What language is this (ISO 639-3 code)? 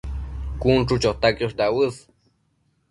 mcf